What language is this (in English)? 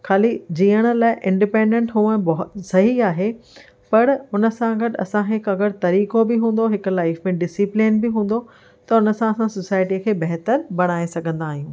Sindhi